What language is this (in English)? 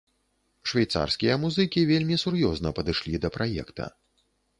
Belarusian